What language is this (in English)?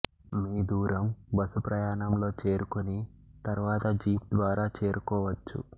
Telugu